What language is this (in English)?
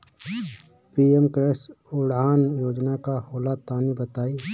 Bhojpuri